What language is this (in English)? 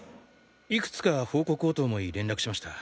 Japanese